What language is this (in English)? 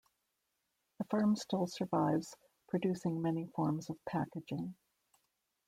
English